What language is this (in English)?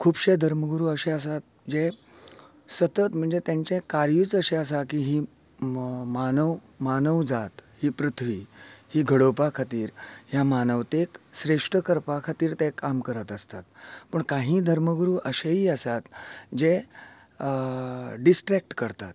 Konkani